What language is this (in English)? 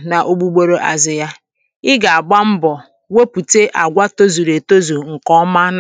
Igbo